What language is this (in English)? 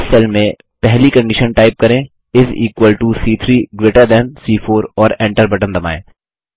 Hindi